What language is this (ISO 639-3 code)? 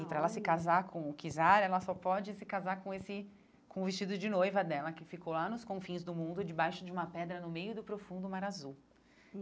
por